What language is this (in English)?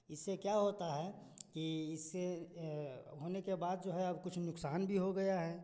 Hindi